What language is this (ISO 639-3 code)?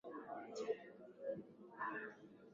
swa